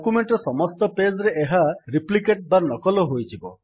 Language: Odia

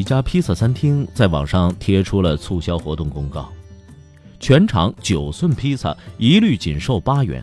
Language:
Chinese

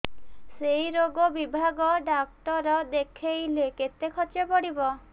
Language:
Odia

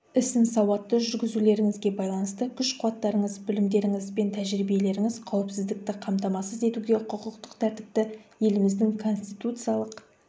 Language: Kazakh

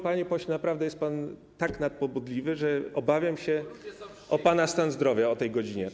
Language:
Polish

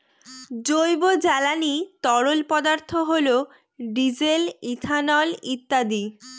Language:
Bangla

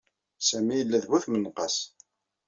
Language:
Kabyle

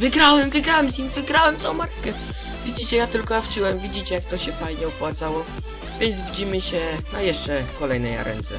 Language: Polish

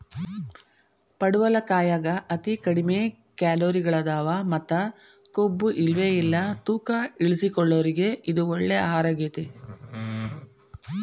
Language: Kannada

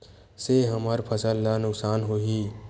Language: Chhattisgarhi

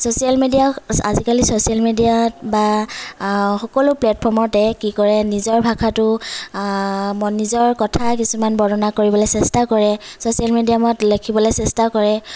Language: Assamese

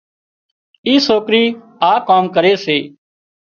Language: Wadiyara Koli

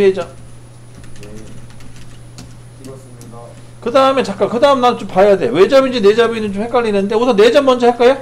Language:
Korean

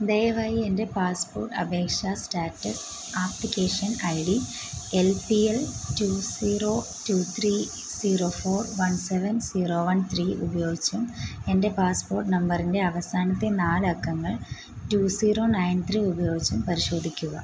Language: Malayalam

